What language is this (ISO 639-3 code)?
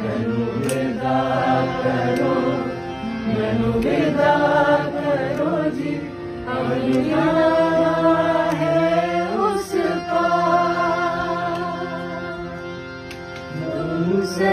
hin